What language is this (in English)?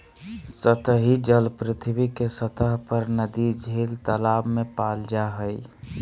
Magahi